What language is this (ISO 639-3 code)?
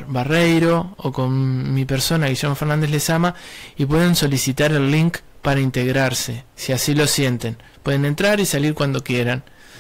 spa